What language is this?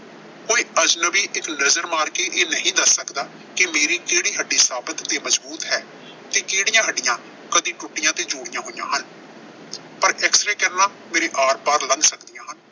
Punjabi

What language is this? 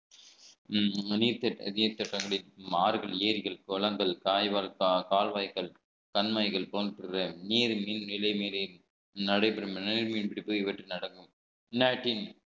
Tamil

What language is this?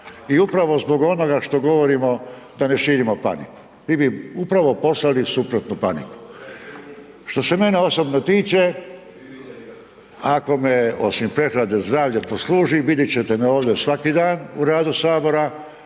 Croatian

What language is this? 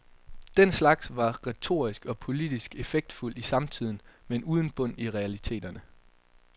Danish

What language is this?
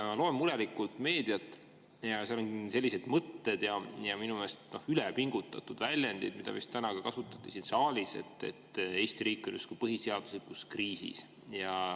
Estonian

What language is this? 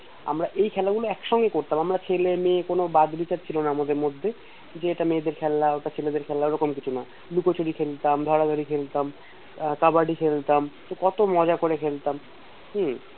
Bangla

